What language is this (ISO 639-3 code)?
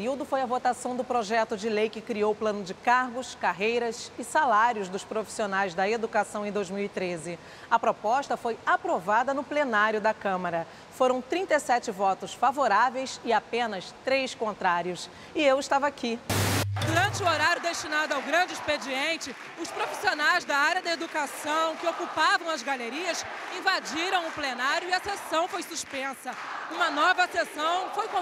por